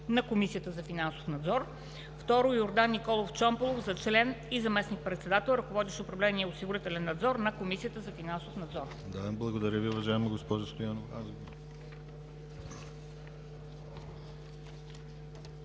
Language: Bulgarian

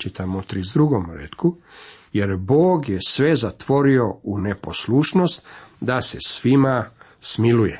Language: Croatian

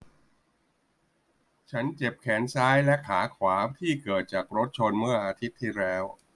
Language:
Thai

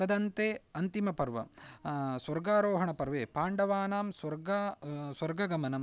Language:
Sanskrit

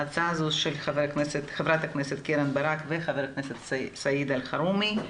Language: Hebrew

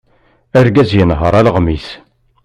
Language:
Kabyle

